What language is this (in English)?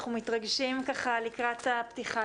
Hebrew